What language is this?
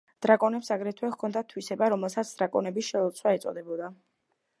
Georgian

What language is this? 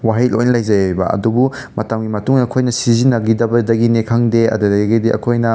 Manipuri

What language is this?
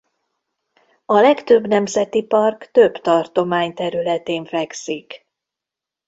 Hungarian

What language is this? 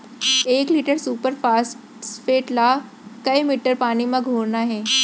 Chhattisgarhi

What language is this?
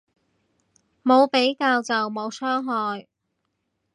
Cantonese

